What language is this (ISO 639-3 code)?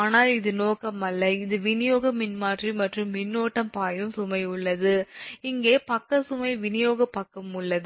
tam